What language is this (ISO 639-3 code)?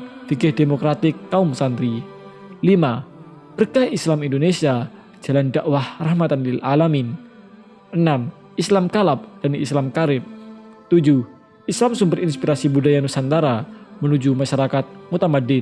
ind